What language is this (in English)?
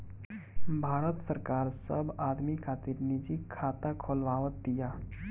Bhojpuri